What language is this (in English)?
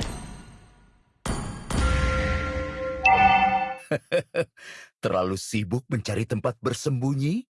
Indonesian